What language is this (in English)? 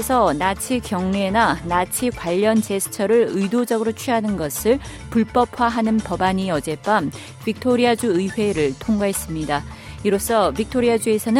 Korean